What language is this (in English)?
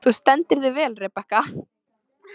Icelandic